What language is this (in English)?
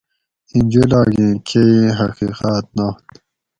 Gawri